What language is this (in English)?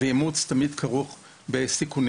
Hebrew